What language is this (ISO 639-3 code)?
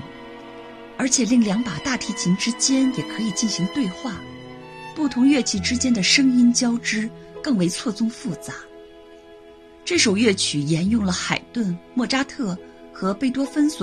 zho